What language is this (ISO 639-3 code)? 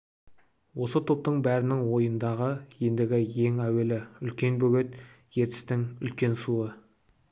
kaz